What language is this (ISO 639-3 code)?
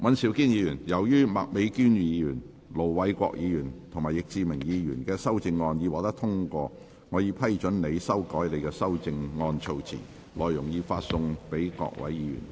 yue